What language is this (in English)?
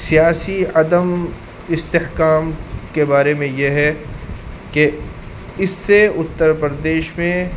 Urdu